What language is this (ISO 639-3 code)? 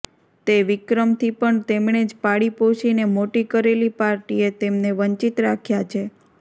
guj